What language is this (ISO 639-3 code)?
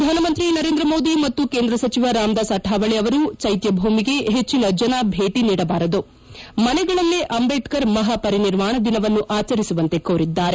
kan